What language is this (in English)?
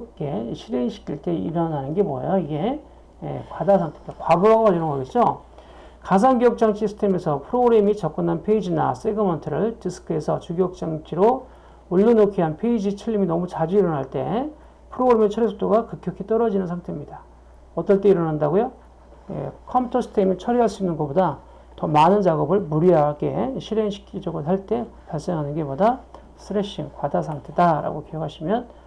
Korean